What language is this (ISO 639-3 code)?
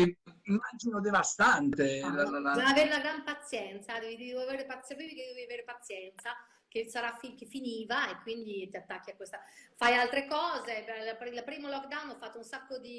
ita